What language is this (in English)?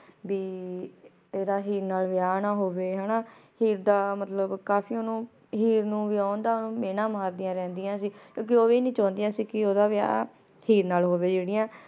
Punjabi